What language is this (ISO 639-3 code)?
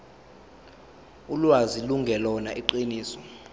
zul